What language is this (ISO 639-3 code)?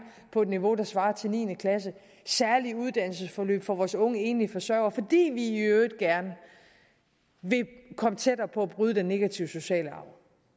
dan